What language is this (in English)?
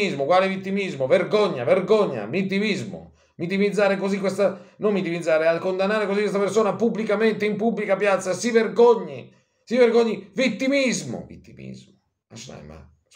Italian